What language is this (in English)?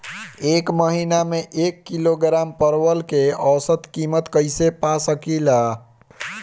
Bhojpuri